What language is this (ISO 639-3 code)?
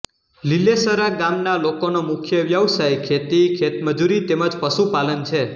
guj